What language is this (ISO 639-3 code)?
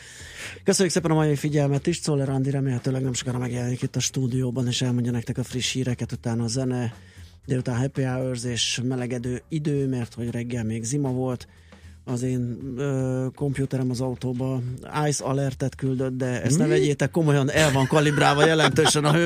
hun